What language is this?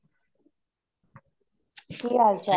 Punjabi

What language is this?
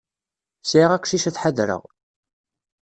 Kabyle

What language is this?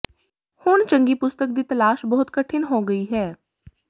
Punjabi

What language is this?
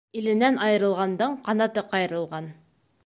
Bashkir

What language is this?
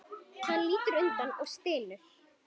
Icelandic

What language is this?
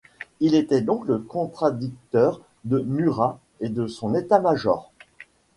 French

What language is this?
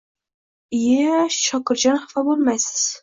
Uzbek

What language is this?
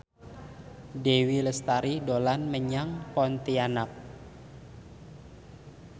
Javanese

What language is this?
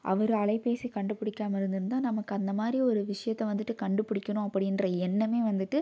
Tamil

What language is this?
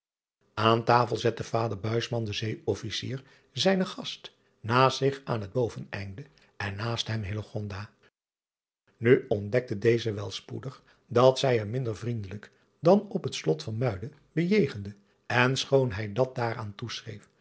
Dutch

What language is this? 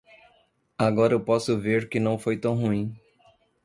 Portuguese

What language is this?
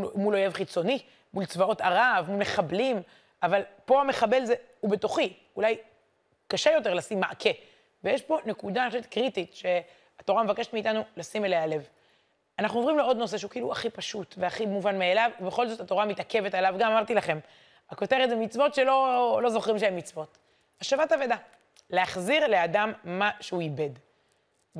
Hebrew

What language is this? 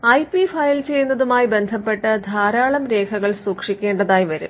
Malayalam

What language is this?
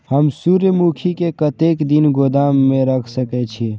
Maithili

